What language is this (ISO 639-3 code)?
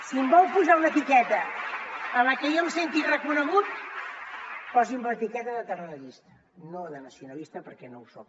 cat